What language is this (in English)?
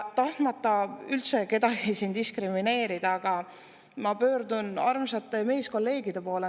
Estonian